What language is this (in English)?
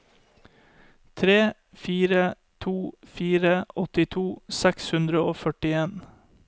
Norwegian